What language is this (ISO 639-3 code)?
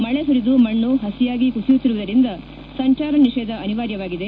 kan